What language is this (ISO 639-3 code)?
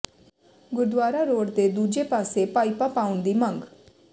pan